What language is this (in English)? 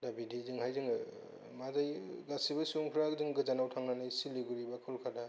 Bodo